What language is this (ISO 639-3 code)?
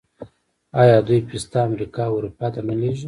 pus